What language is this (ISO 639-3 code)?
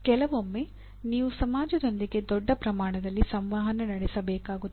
kan